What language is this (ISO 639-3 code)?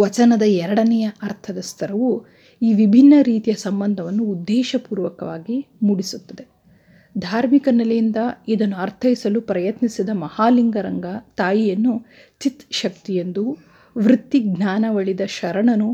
kan